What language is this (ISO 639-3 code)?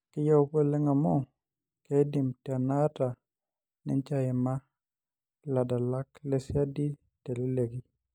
mas